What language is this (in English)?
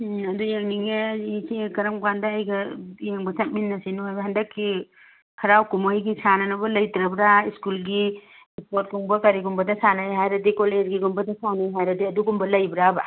Manipuri